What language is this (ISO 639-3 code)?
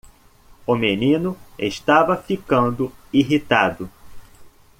por